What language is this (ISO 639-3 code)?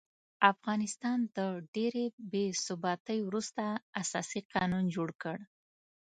pus